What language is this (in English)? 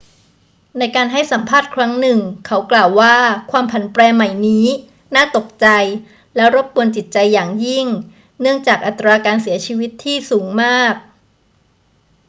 Thai